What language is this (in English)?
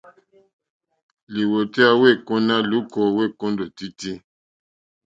Mokpwe